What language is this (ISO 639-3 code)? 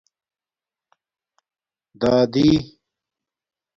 dmk